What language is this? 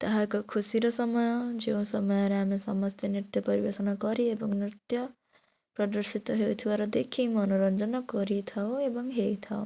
Odia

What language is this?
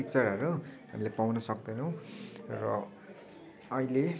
Nepali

